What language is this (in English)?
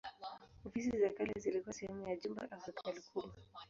Swahili